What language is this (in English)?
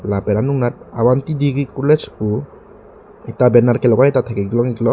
Karbi